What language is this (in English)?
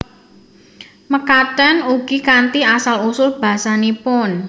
Javanese